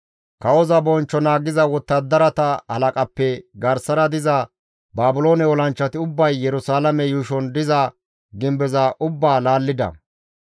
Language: Gamo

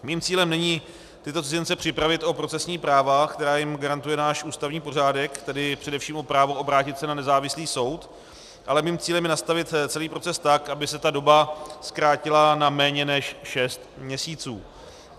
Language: Czech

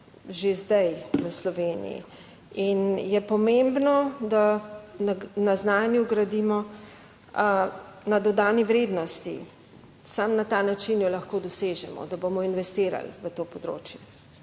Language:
Slovenian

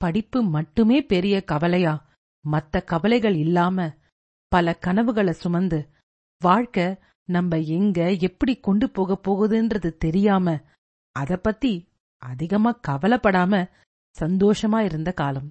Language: Tamil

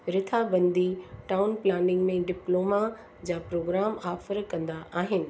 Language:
Sindhi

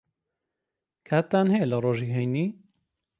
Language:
Central Kurdish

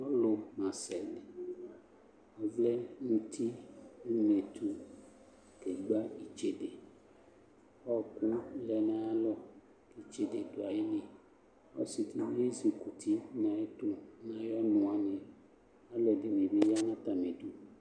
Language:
Ikposo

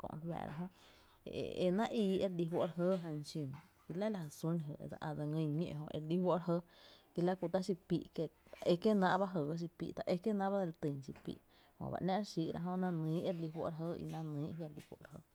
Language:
Tepinapa Chinantec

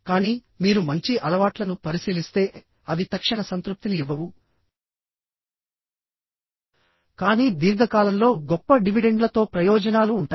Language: Telugu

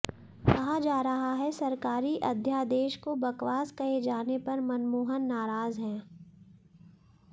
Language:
Hindi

